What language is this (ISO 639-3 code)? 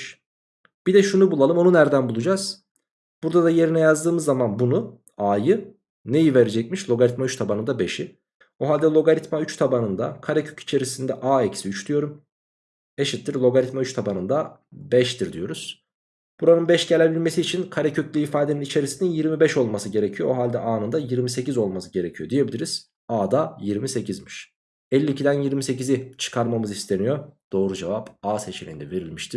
tur